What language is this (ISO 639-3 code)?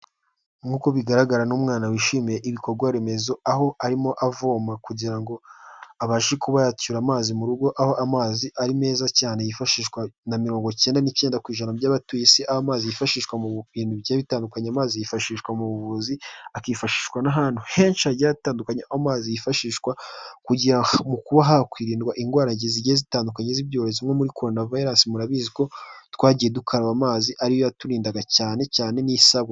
kin